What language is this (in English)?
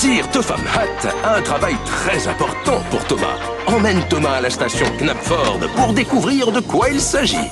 French